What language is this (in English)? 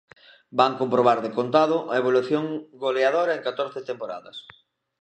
Galician